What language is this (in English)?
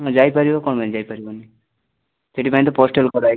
Odia